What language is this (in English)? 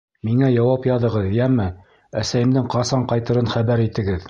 Bashkir